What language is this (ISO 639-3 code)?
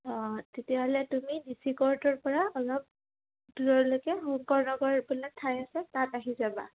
asm